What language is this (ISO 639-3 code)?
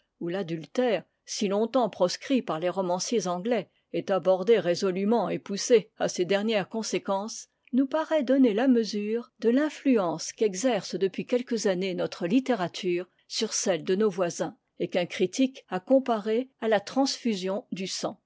fra